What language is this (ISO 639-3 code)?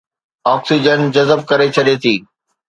snd